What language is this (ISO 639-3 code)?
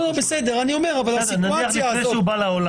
heb